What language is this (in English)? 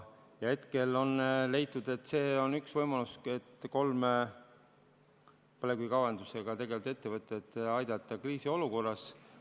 Estonian